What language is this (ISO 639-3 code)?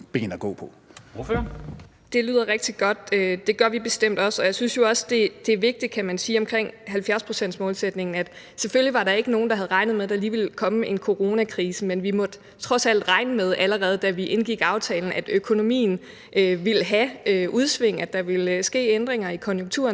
dan